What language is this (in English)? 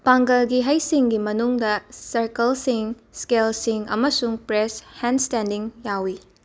Manipuri